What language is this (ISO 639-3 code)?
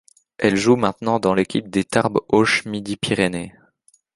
fra